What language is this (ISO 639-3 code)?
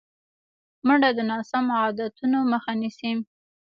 pus